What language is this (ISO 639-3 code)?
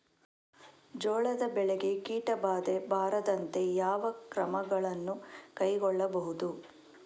kan